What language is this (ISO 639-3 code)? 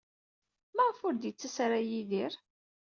kab